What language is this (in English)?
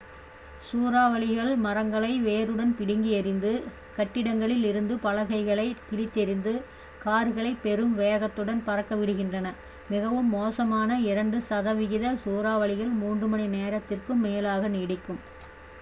Tamil